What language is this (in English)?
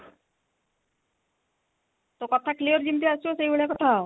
Odia